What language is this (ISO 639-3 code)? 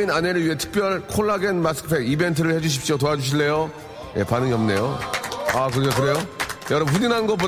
kor